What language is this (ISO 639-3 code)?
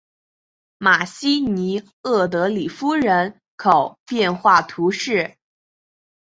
zho